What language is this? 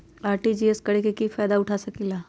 Magahi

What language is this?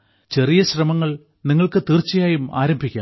Malayalam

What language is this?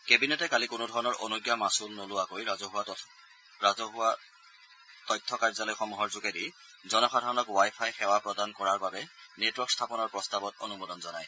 Assamese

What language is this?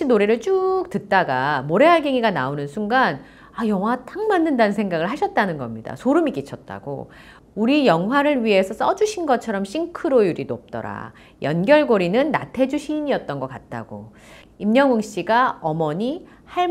Korean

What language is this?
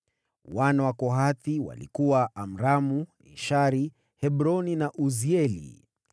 Swahili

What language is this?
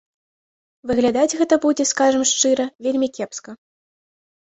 Belarusian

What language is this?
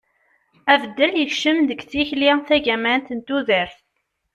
Kabyle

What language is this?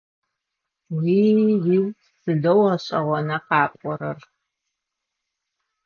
Adyghe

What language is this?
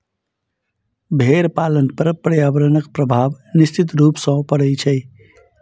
Maithili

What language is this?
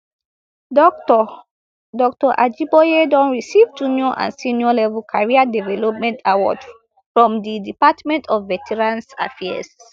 Nigerian Pidgin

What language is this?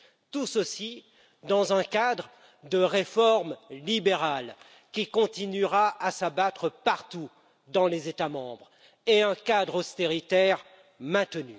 French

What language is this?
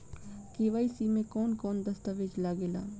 Bhojpuri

